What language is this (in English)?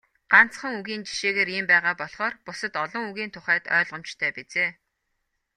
Mongolian